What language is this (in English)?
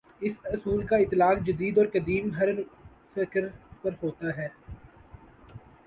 Urdu